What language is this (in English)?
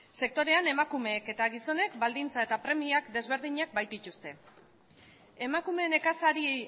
Basque